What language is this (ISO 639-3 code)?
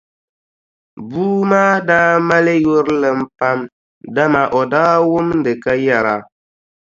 dag